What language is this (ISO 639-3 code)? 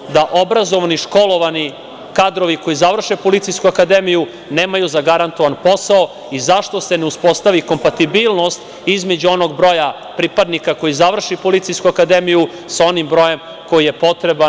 srp